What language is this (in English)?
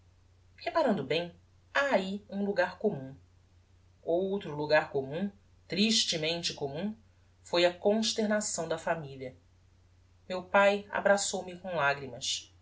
Portuguese